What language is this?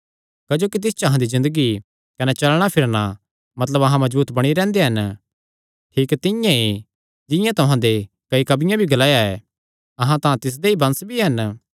Kangri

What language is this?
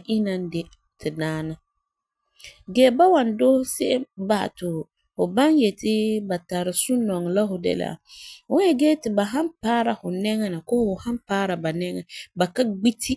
Frafra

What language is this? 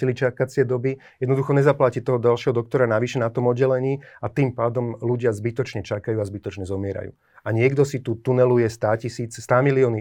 Slovak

